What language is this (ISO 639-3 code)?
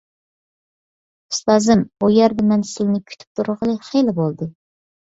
uig